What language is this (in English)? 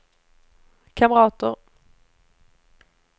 Swedish